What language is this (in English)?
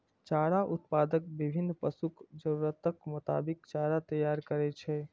Maithili